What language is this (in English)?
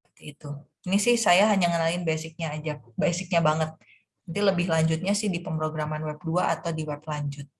Indonesian